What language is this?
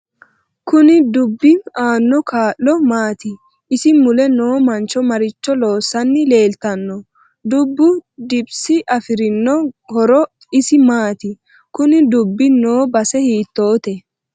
Sidamo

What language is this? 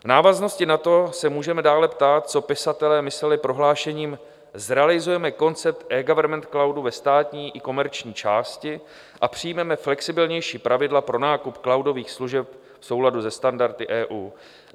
Czech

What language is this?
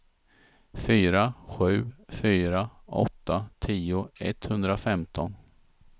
Swedish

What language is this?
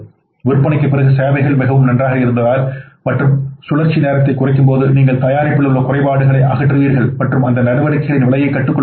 Tamil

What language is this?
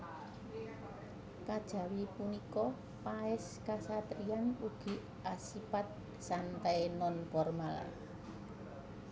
Javanese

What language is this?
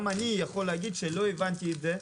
Hebrew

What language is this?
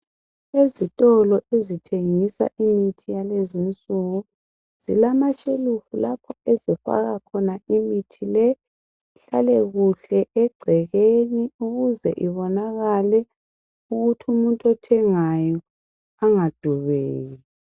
North Ndebele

